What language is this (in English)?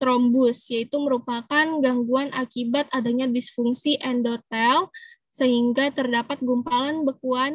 Indonesian